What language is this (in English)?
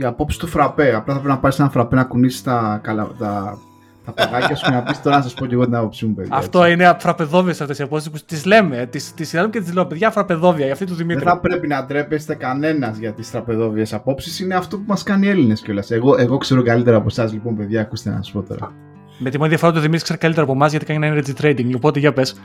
Greek